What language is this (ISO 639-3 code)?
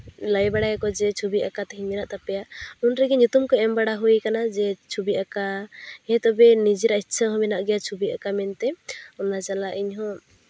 sat